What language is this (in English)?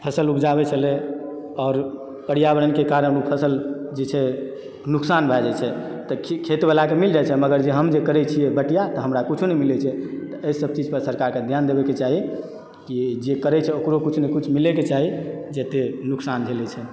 Maithili